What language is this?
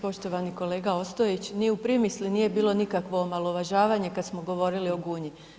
Croatian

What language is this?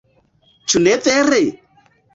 Esperanto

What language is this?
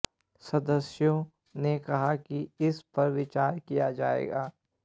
Hindi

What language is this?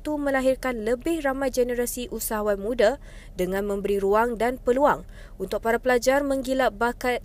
Malay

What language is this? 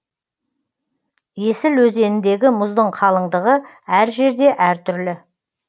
Kazakh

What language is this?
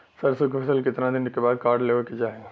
Bhojpuri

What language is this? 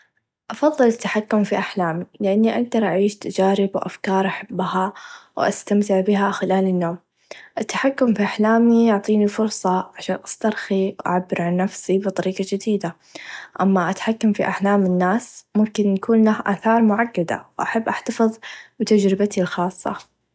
Najdi Arabic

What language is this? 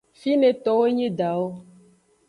Aja (Benin)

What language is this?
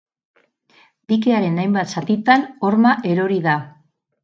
Basque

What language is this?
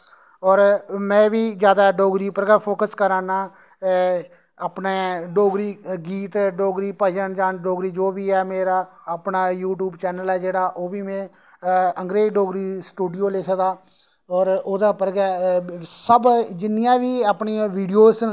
Dogri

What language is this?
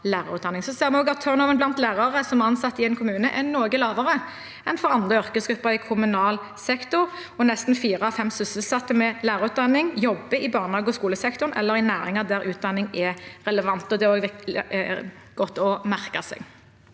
Norwegian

